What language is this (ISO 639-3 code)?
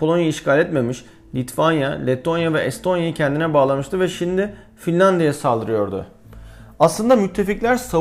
tur